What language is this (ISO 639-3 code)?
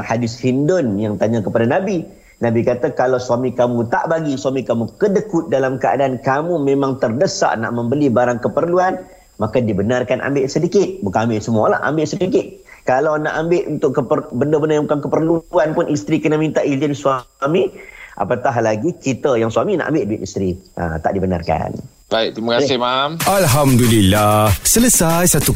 msa